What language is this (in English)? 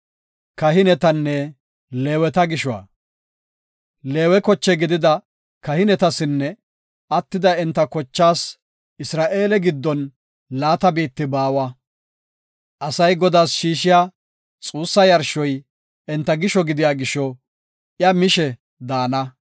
Gofa